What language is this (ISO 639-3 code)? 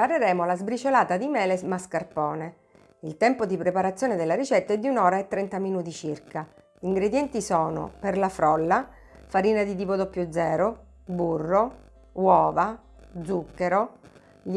ita